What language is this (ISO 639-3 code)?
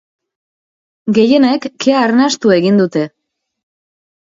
eus